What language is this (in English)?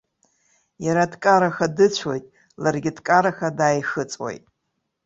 Abkhazian